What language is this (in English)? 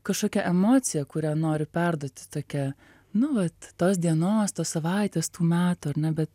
Lithuanian